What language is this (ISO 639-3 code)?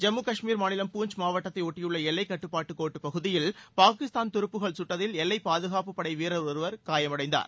tam